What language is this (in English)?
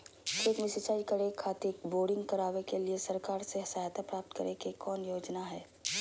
Magahi